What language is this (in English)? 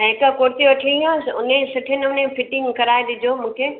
Sindhi